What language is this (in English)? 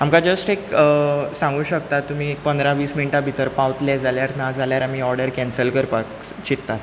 Konkani